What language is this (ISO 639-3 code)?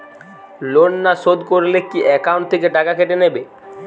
ben